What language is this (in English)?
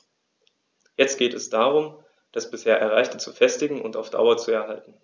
German